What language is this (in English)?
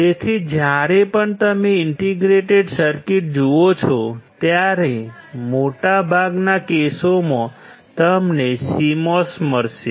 Gujarati